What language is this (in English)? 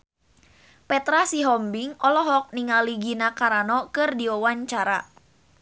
Sundanese